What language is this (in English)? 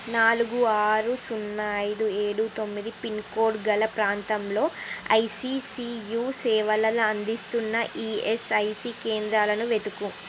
Telugu